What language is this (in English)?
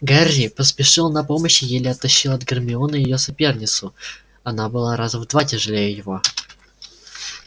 Russian